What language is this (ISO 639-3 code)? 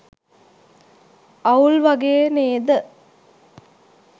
sin